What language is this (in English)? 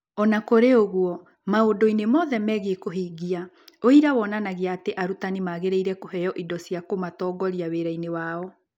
Kikuyu